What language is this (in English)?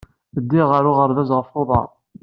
Kabyle